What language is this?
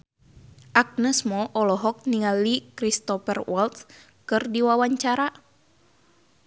Sundanese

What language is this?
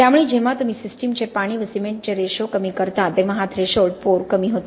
Marathi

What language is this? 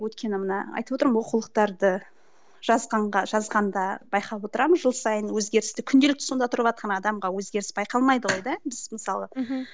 Kazakh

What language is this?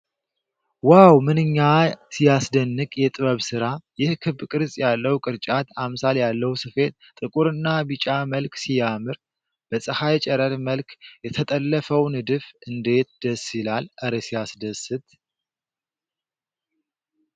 Amharic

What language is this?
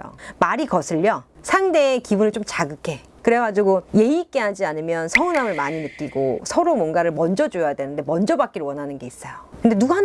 Korean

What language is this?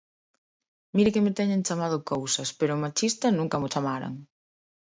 Galician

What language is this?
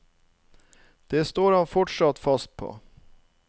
Norwegian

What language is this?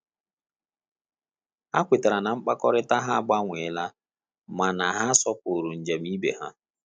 Igbo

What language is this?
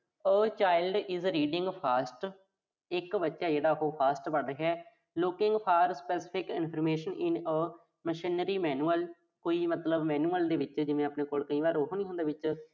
Punjabi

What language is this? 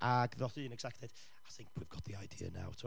Welsh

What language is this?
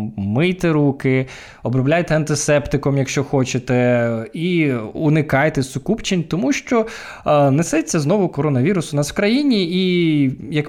Ukrainian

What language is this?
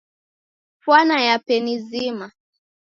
Taita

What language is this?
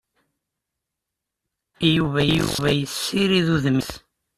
Kabyle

